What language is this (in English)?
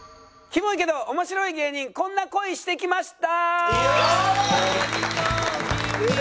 Japanese